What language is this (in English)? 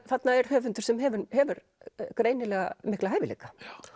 Icelandic